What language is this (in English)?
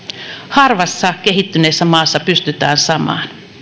Finnish